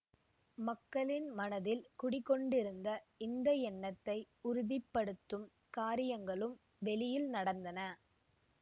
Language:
Tamil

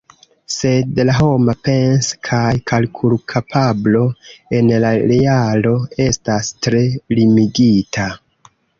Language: Esperanto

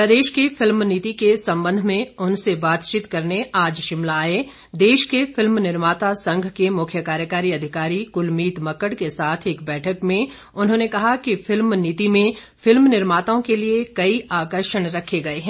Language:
Hindi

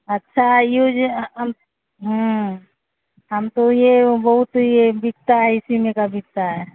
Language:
Urdu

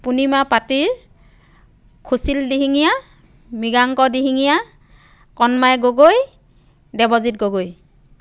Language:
Assamese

